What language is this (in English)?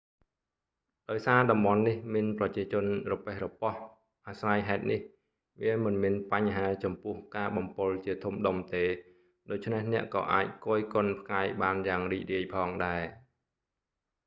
Khmer